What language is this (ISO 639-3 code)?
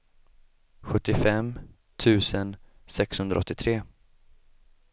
swe